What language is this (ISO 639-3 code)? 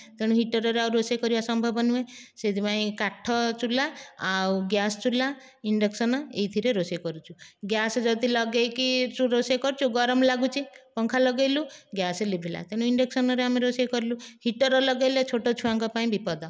ori